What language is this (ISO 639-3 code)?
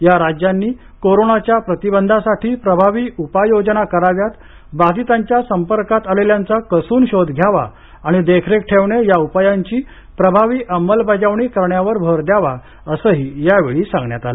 mar